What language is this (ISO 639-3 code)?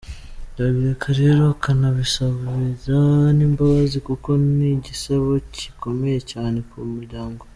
kin